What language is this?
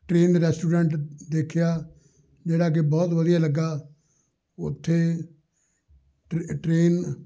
Punjabi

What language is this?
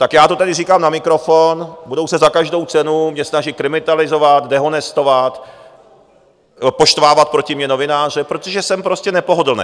Czech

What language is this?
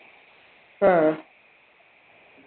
Malayalam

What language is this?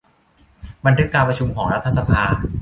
Thai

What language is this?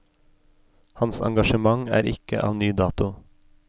Norwegian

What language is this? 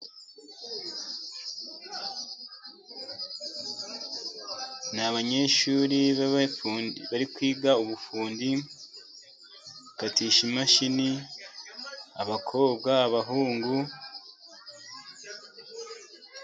Kinyarwanda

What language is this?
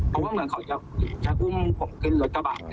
Thai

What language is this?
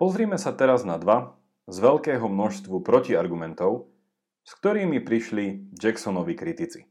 Slovak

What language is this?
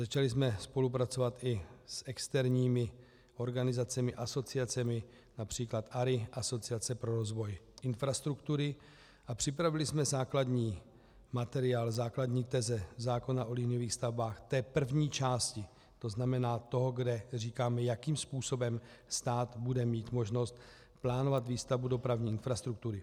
Czech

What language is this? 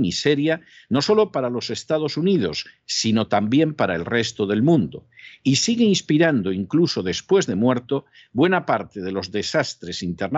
Spanish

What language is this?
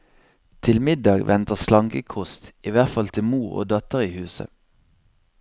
Norwegian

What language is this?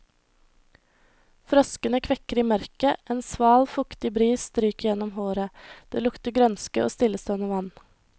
Norwegian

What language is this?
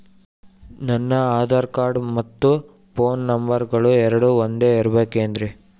Kannada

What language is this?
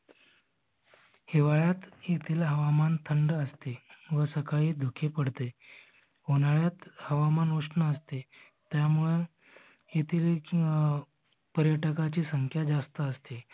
Marathi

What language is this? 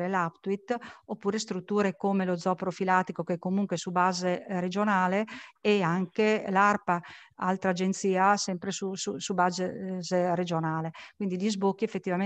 Italian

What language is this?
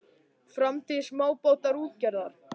Icelandic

